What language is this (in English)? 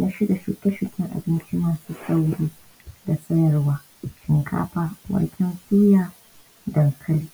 Hausa